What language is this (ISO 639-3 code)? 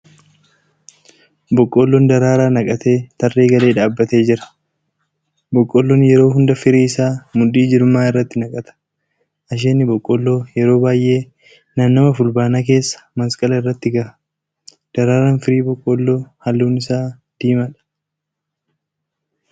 orm